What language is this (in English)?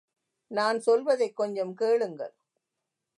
Tamil